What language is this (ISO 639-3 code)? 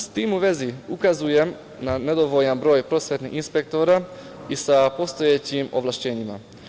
srp